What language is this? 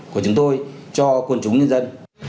Vietnamese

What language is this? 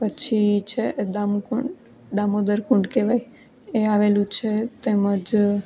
Gujarati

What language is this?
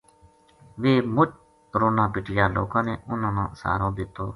Gujari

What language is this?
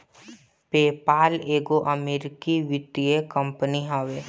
Bhojpuri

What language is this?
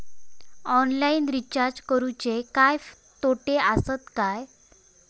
Marathi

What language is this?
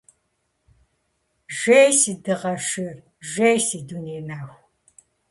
Kabardian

